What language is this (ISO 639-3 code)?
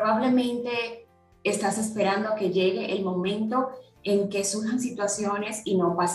spa